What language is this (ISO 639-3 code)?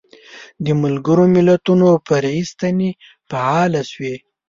pus